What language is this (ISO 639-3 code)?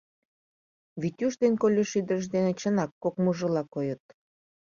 chm